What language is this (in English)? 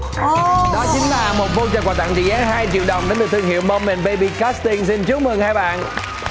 Vietnamese